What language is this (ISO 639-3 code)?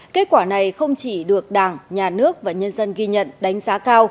vie